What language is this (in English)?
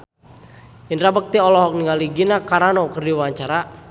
Sundanese